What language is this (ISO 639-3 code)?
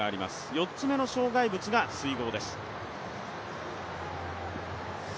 jpn